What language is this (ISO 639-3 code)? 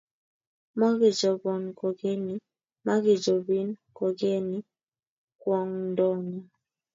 kln